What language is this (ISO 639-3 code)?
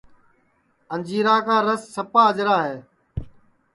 ssi